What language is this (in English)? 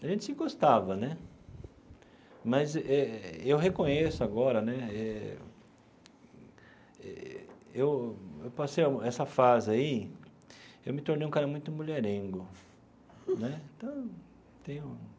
Portuguese